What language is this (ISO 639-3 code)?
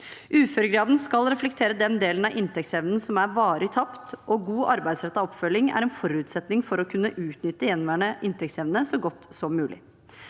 nor